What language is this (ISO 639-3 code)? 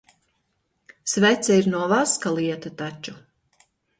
lav